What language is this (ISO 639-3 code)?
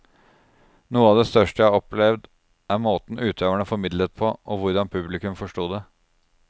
nor